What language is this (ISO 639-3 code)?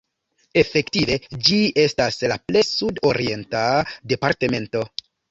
epo